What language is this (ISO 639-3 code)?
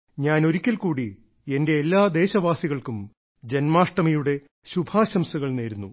mal